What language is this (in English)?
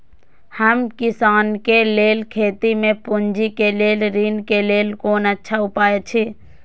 Maithili